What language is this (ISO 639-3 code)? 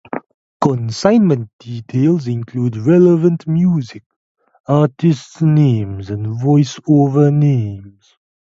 eng